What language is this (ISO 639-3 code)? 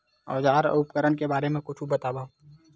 hne